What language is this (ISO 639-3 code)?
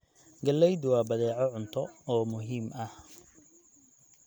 som